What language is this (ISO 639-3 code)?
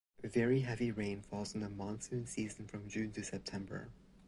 eng